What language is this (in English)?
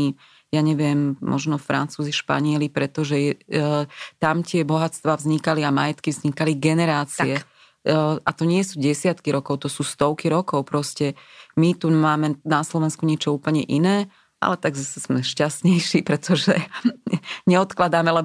Slovak